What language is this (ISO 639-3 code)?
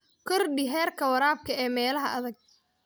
som